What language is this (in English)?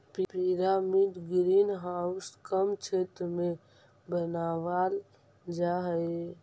Magahi